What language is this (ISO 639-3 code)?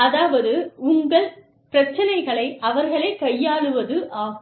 tam